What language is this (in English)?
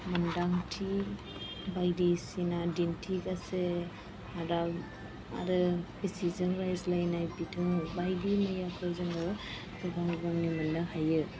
Bodo